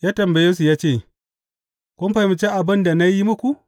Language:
Hausa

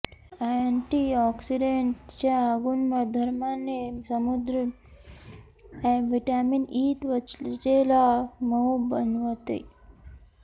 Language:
Marathi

